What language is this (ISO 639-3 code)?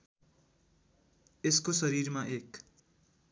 nep